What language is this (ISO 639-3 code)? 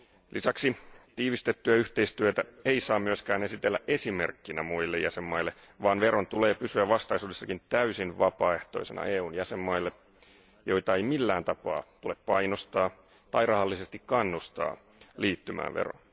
fin